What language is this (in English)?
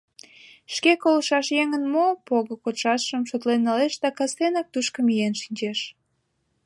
Mari